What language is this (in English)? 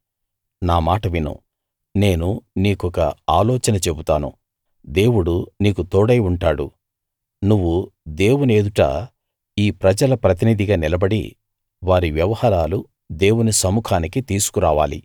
Telugu